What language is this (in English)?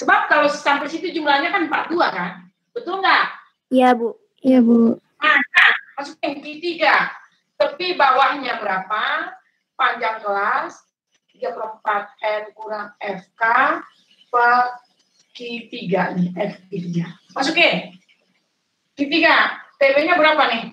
Indonesian